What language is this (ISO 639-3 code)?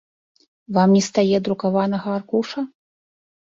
bel